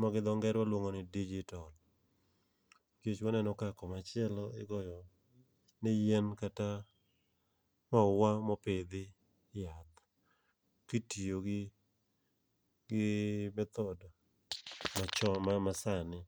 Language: Luo (Kenya and Tanzania)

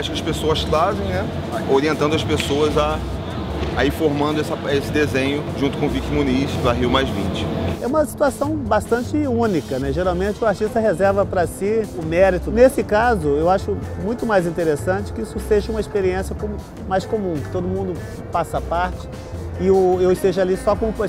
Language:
Portuguese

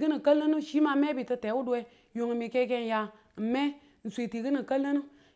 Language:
Tula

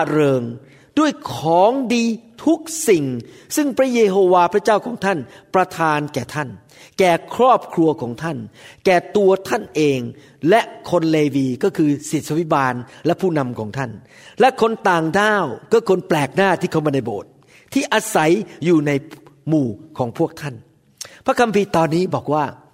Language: Thai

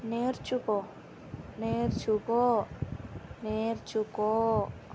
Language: Telugu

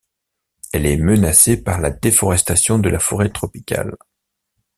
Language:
French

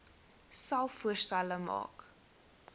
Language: Afrikaans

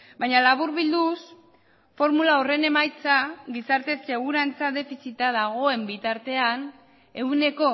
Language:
Basque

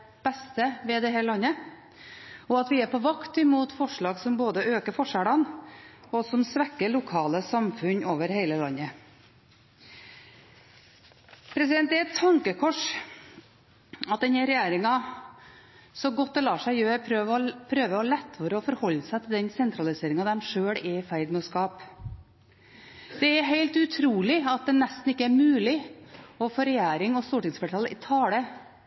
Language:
Norwegian Bokmål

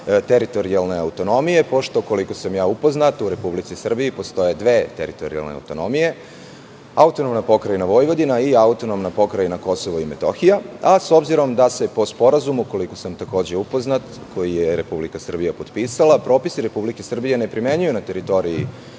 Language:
Serbian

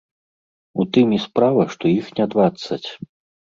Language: Belarusian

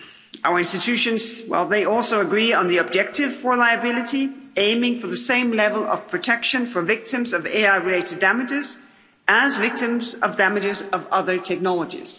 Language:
English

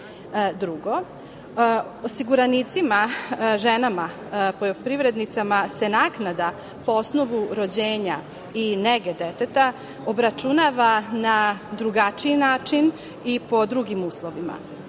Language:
Serbian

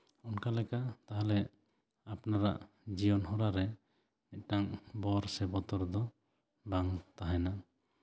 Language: Santali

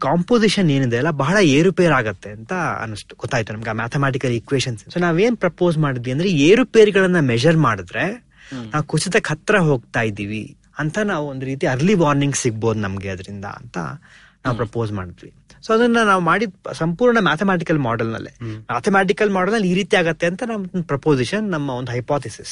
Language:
Kannada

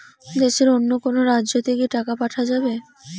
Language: Bangla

